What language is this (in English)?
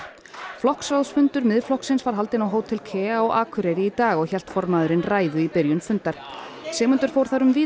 Icelandic